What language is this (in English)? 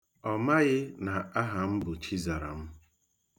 Igbo